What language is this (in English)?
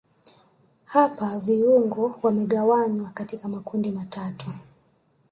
Swahili